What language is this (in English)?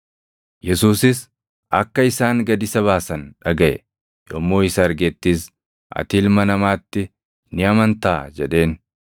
Oromo